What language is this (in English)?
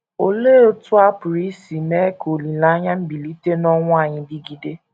Igbo